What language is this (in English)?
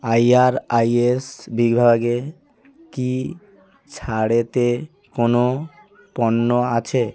Bangla